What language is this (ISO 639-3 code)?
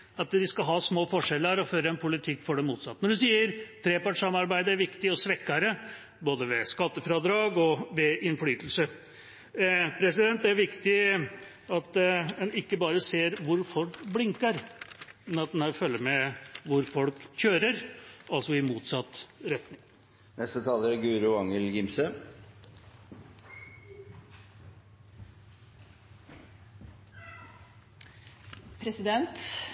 nob